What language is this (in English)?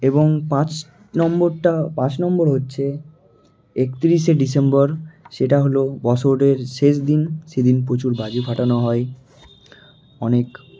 Bangla